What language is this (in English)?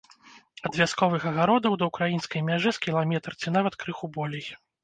Belarusian